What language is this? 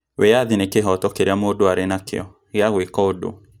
Kikuyu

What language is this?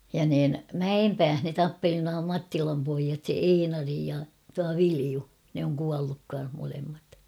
Finnish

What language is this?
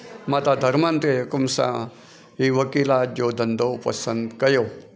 Sindhi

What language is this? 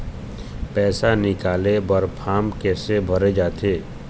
Chhattisgarhi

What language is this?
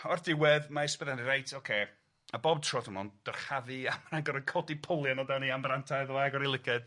Welsh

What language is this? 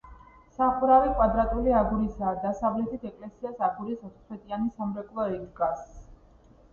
Georgian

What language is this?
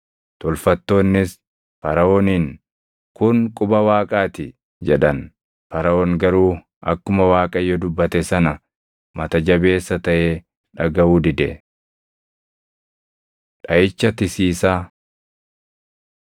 Oromo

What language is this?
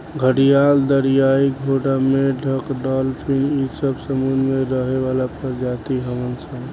Bhojpuri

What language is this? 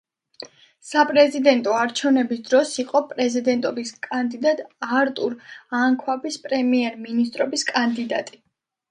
Georgian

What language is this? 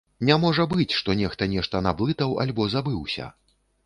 Belarusian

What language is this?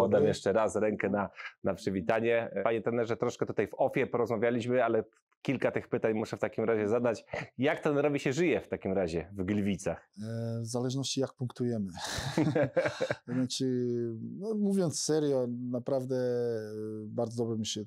Polish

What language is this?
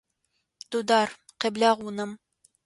Adyghe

